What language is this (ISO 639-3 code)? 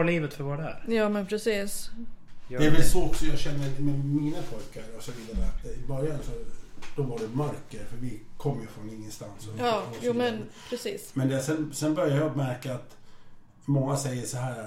swe